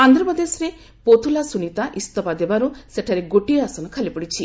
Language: Odia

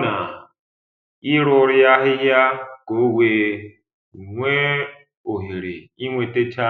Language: Igbo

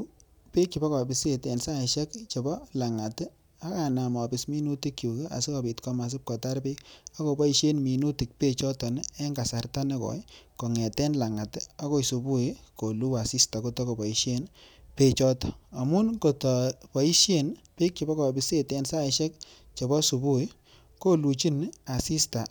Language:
Kalenjin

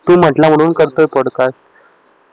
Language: Marathi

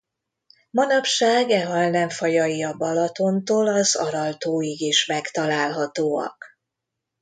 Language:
Hungarian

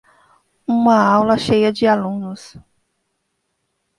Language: Portuguese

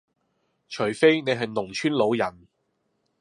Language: Cantonese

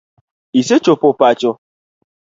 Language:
Luo (Kenya and Tanzania)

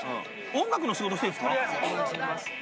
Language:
Japanese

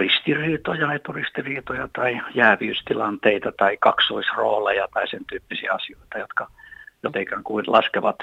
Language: Finnish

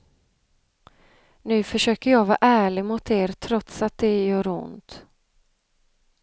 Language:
Swedish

